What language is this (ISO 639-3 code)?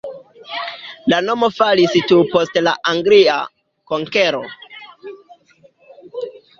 epo